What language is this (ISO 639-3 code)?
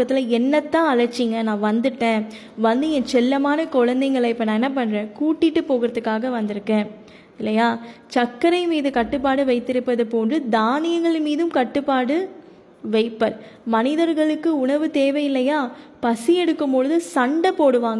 tam